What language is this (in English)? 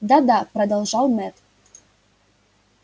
Russian